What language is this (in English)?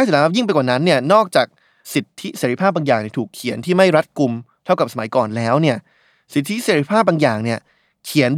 Thai